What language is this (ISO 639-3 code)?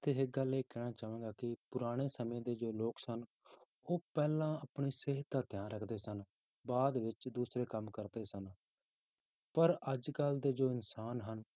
pan